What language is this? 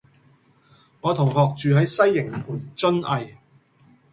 Cantonese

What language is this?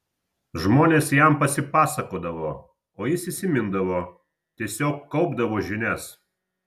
Lithuanian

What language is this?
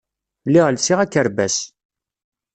Kabyle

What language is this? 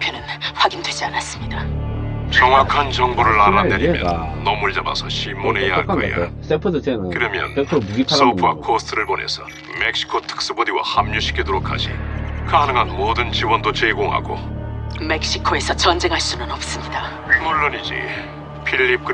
Korean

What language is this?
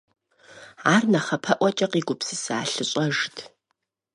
Kabardian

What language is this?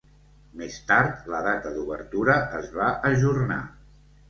Catalan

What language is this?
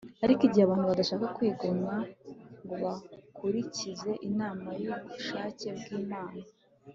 Kinyarwanda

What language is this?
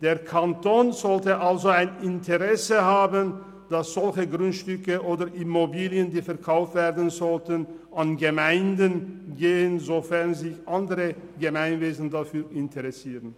Swiss German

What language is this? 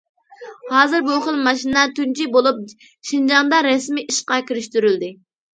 Uyghur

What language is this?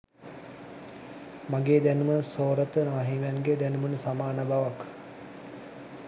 Sinhala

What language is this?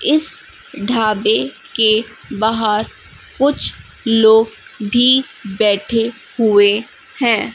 Hindi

